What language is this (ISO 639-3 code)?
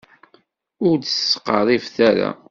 kab